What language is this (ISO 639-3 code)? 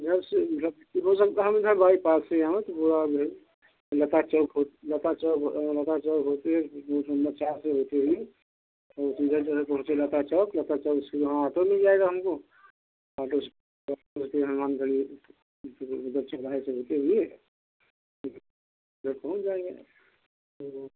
hin